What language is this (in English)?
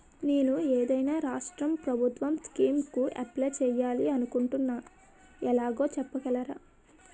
Telugu